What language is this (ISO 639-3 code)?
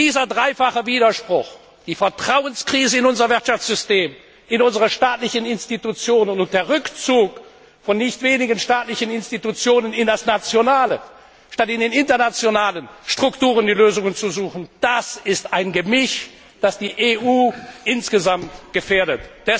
deu